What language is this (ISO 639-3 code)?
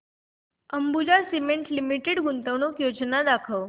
mar